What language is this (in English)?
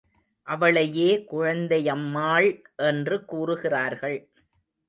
Tamil